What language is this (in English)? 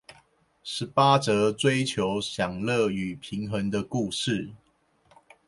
Chinese